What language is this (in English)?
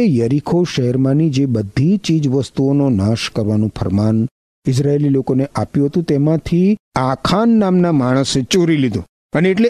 Gujarati